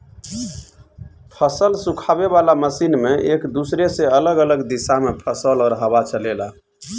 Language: Bhojpuri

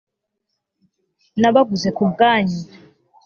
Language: Kinyarwanda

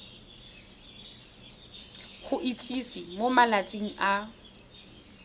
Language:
Tswana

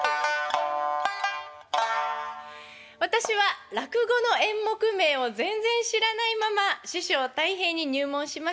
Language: Japanese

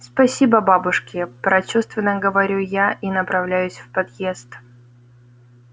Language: Russian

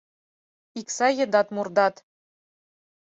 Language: Mari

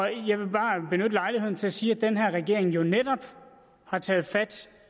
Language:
Danish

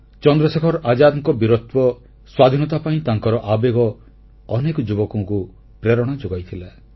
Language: Odia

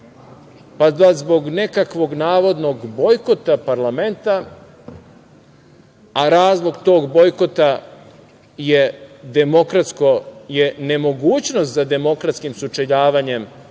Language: Serbian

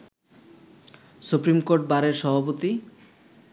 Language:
Bangla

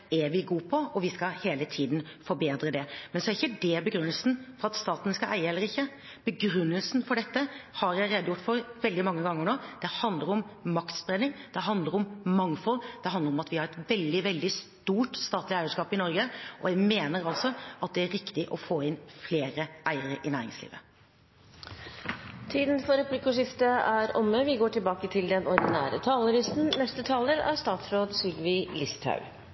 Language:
Norwegian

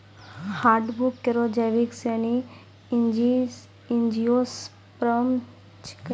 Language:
Maithili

